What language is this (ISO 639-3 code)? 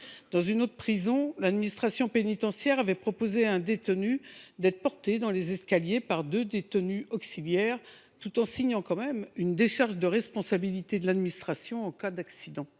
fra